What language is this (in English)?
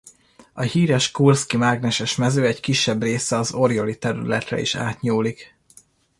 Hungarian